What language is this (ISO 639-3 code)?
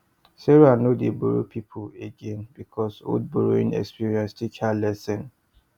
pcm